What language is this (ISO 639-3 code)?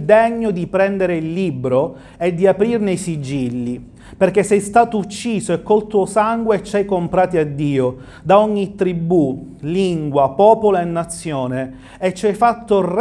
ita